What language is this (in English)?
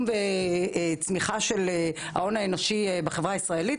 Hebrew